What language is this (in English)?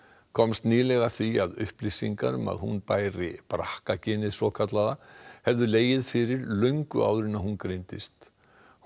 Icelandic